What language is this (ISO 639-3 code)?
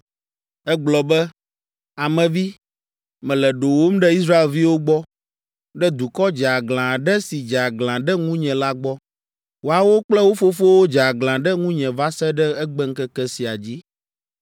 ewe